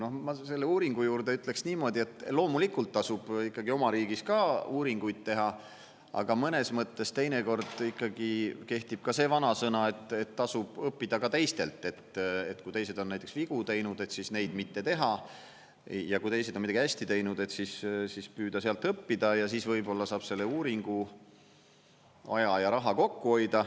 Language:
Estonian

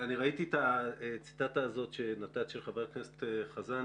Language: Hebrew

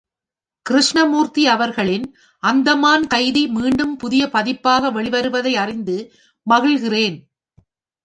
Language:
Tamil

